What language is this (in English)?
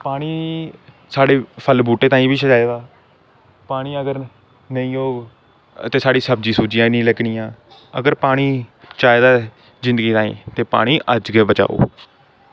Dogri